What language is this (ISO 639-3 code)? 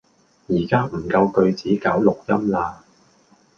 yue